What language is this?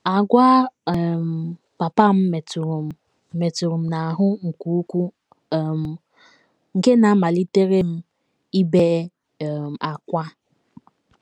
Igbo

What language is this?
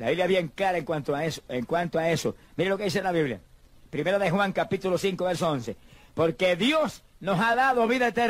Spanish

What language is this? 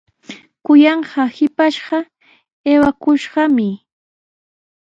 Sihuas Ancash Quechua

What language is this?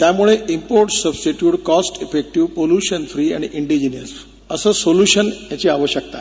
Marathi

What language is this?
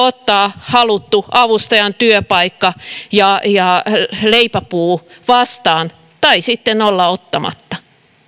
Finnish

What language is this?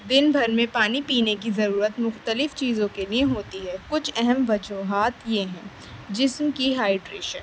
Urdu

